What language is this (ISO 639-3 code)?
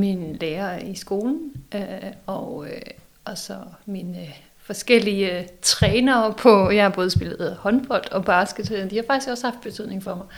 dan